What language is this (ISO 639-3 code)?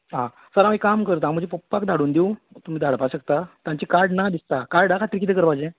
kok